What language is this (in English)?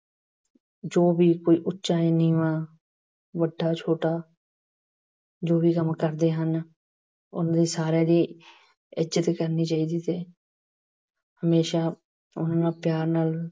Punjabi